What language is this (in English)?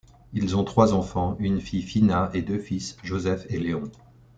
French